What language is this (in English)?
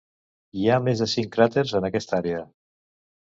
Catalan